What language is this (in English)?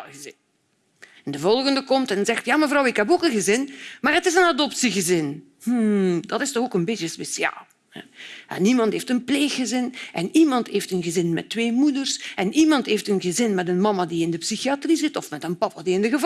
Dutch